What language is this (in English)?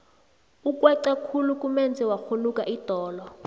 South Ndebele